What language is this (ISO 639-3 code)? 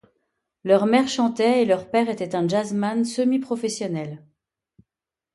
fra